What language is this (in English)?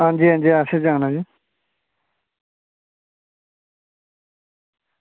Dogri